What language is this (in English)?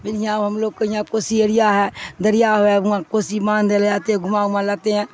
Urdu